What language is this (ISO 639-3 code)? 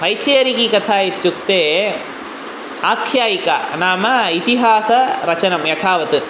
san